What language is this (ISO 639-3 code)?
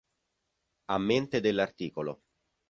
ita